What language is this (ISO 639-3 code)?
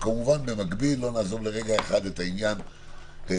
heb